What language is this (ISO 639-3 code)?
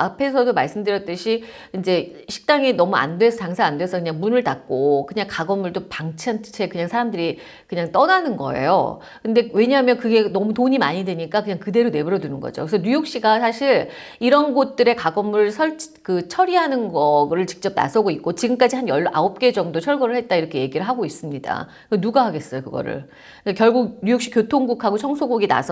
kor